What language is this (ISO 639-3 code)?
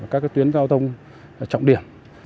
vie